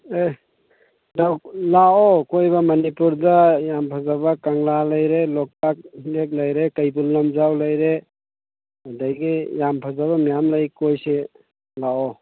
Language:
Manipuri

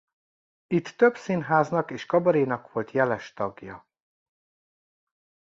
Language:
Hungarian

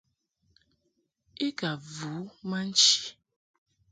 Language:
Mungaka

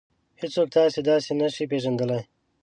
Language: Pashto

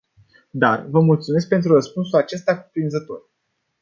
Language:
Romanian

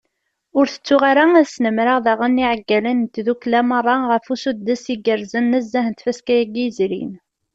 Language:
Kabyle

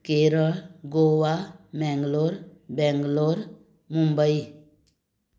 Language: Konkani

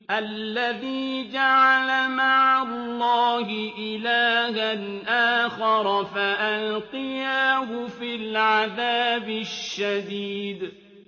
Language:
Arabic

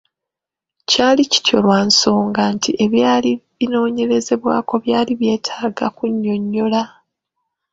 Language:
Ganda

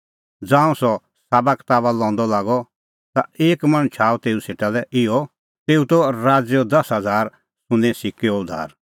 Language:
Kullu Pahari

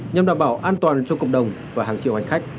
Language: Vietnamese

